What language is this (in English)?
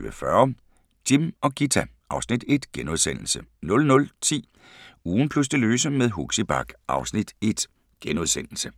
Danish